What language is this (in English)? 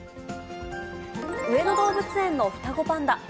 Japanese